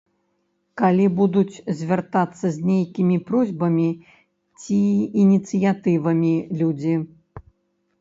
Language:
Belarusian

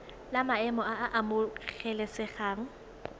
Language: Tswana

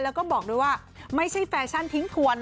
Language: Thai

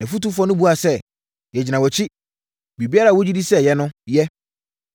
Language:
Akan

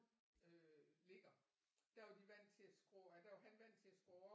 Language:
Danish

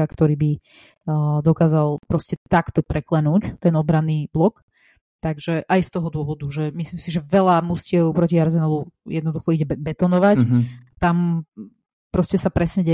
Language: Slovak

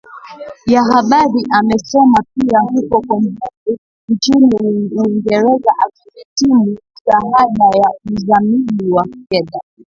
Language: Swahili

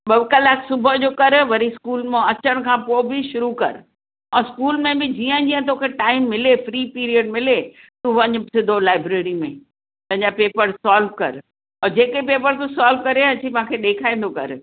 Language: Sindhi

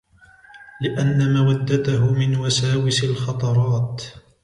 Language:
Arabic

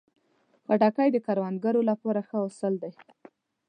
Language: Pashto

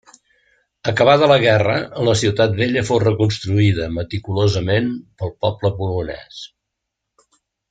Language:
Catalan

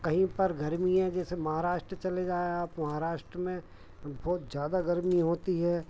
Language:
Hindi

